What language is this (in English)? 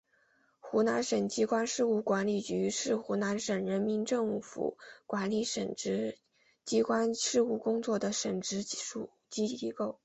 Chinese